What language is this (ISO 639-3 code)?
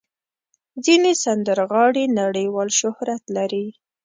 pus